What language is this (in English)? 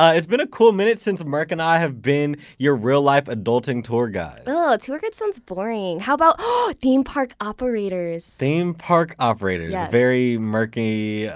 English